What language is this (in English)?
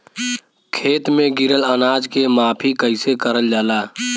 Bhojpuri